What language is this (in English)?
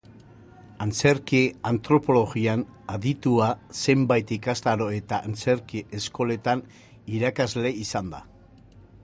Basque